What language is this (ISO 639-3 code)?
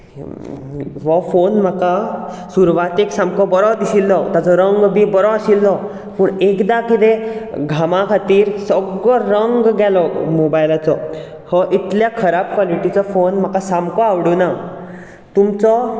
kok